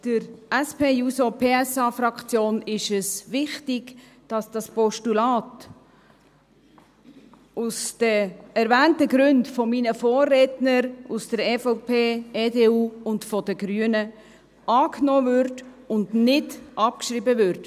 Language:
Swiss German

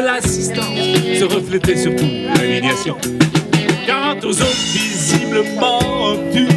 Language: French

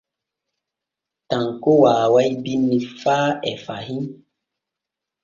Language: Borgu Fulfulde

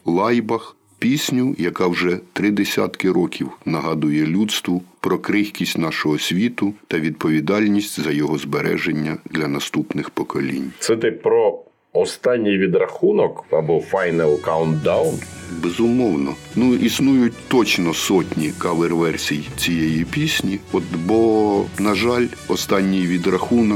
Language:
Ukrainian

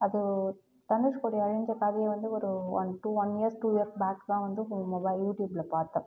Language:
Tamil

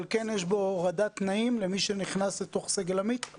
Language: Hebrew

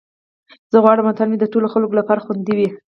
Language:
Pashto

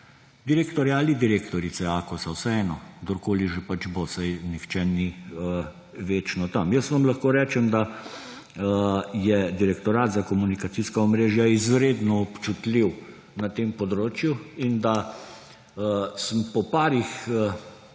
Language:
Slovenian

